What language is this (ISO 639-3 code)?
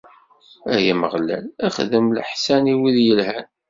kab